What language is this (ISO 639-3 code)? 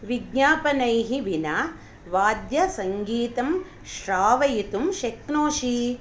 san